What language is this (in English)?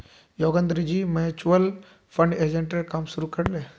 Magahi